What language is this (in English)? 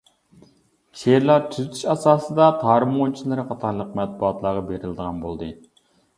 Uyghur